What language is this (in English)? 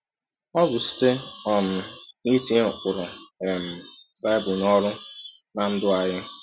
Igbo